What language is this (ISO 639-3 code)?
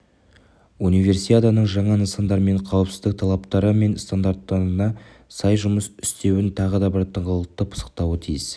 kaz